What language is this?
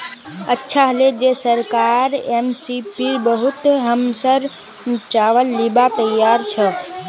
Magahi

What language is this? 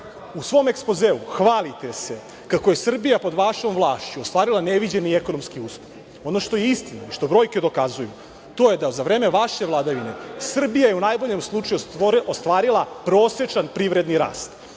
Serbian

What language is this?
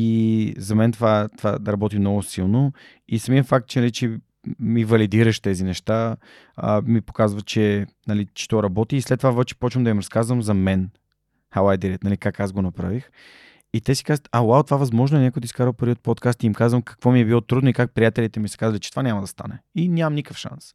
Bulgarian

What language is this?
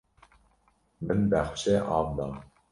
Kurdish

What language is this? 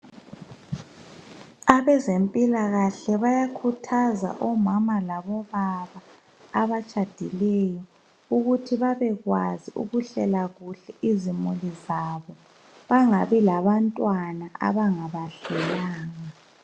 North Ndebele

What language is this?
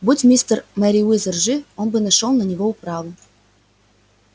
Russian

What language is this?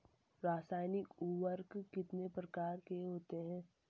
Hindi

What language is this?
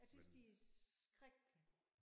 Danish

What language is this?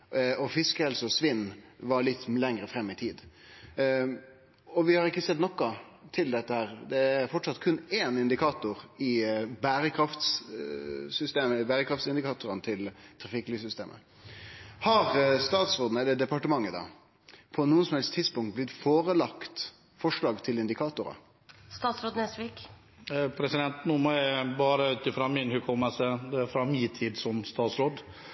Norwegian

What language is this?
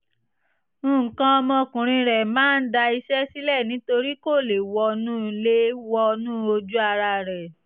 Yoruba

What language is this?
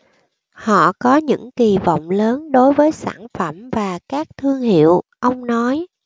Vietnamese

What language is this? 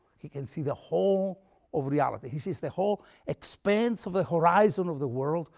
English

